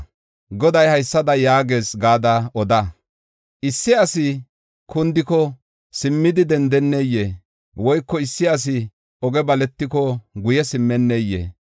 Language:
Gofa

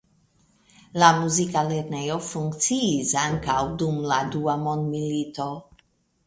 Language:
Esperanto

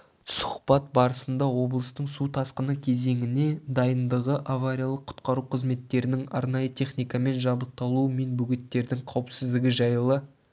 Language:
Kazakh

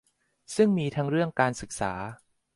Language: Thai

